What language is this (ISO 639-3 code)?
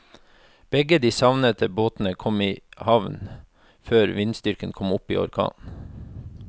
nor